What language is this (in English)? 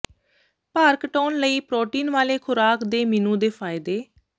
Punjabi